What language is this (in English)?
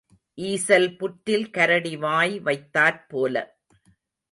Tamil